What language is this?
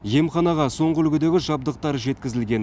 Kazakh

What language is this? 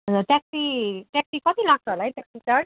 Nepali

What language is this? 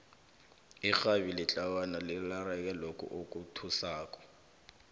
South Ndebele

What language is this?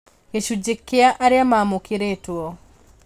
Kikuyu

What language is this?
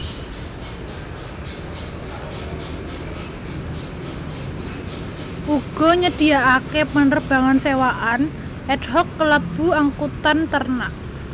Javanese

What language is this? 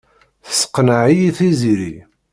Kabyle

